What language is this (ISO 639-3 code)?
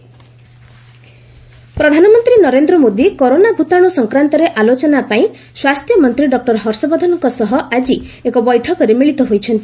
ori